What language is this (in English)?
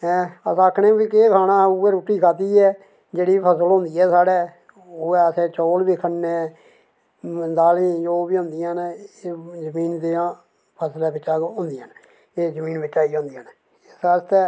Dogri